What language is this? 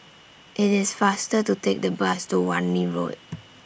English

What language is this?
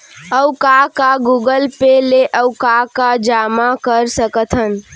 Chhattisgarhi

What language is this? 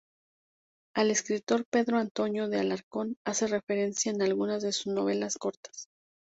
Spanish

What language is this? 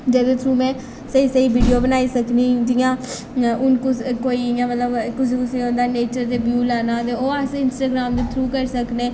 Dogri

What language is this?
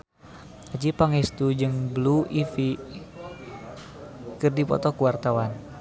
Sundanese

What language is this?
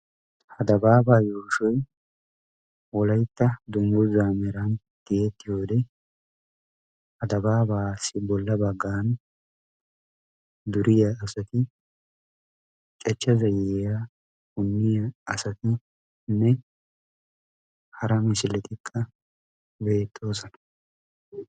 Wolaytta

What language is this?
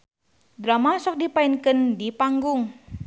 Sundanese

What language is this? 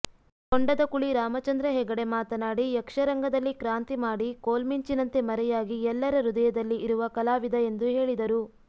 Kannada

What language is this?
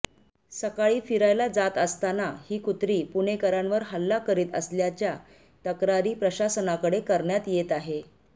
Marathi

